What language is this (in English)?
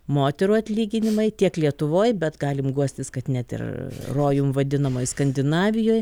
Lithuanian